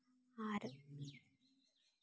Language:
Santali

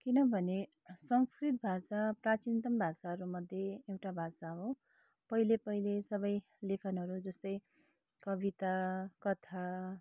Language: Nepali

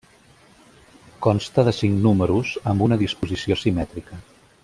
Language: Catalan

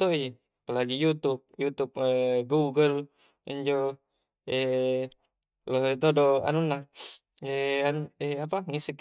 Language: Coastal Konjo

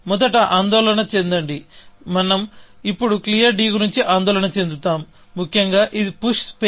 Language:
Telugu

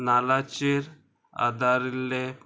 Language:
Konkani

